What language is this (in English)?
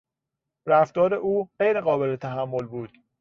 Persian